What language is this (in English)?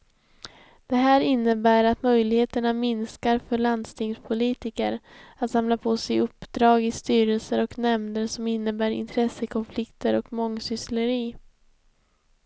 Swedish